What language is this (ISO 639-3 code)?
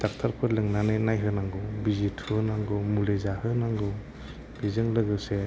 brx